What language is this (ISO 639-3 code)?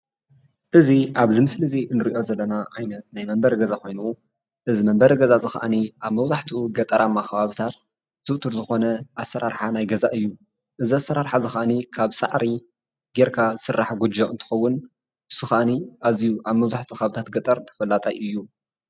tir